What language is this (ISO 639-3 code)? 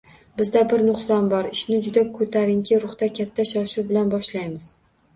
uzb